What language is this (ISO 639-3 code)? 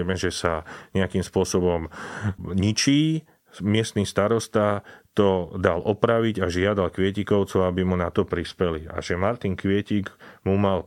slk